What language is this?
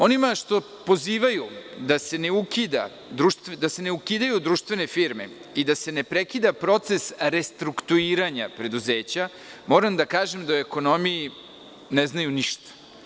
Serbian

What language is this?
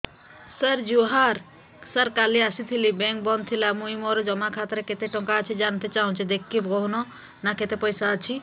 Odia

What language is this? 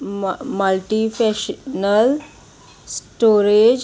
Konkani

